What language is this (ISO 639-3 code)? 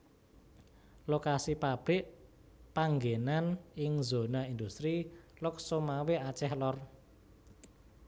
jav